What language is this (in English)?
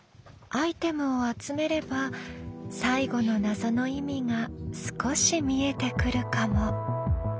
Japanese